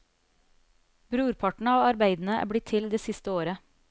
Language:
Norwegian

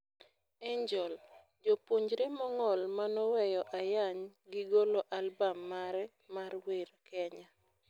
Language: Luo (Kenya and Tanzania)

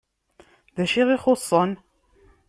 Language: Kabyle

